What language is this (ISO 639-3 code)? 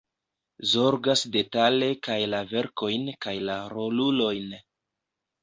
epo